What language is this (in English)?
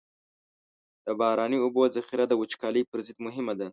Pashto